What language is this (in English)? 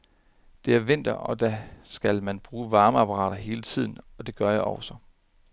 Danish